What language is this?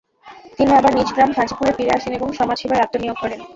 Bangla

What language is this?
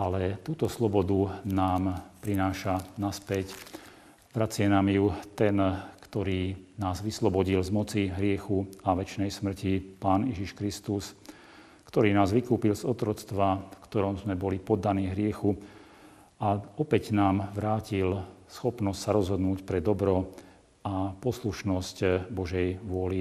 Slovak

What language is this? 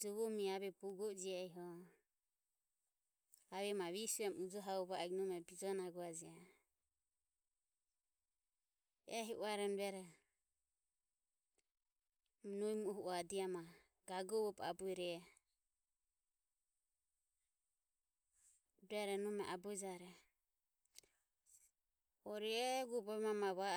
Ömie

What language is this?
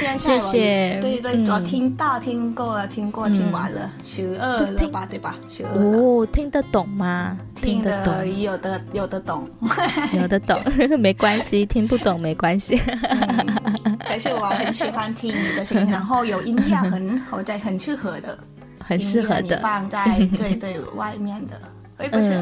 Chinese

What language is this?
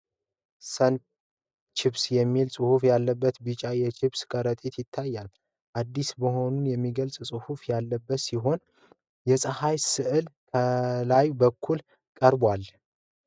Amharic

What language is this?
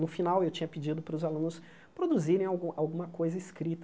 Portuguese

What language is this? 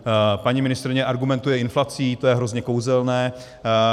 Czech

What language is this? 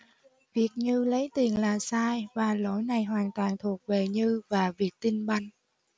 Vietnamese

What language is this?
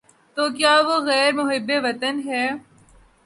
Urdu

